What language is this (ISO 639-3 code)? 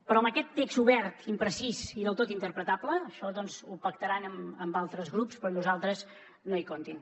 cat